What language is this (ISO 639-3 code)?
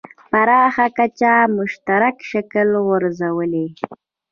pus